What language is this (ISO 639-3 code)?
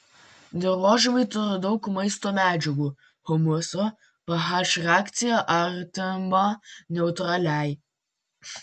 lit